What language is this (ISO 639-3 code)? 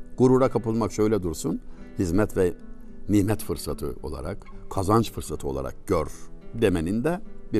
tur